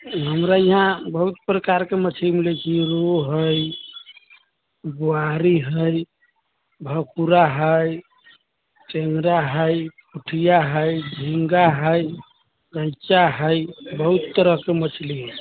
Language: Maithili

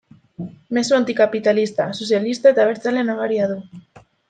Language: Basque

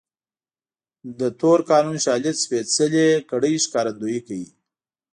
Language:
Pashto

